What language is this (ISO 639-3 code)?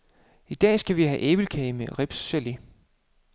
dan